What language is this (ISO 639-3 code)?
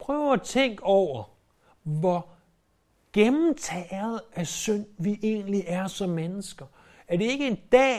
dan